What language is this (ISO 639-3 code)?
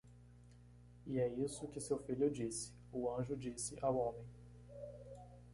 por